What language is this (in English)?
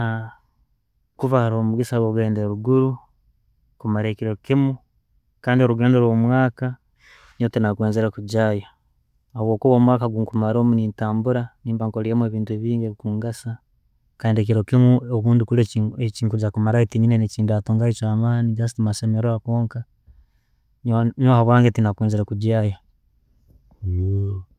Tooro